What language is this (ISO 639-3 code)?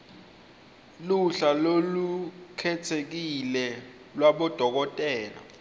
ssw